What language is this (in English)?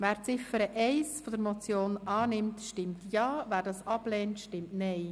Swiss German